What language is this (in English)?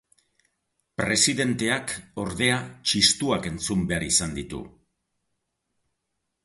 Basque